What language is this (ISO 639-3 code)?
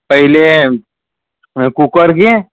mar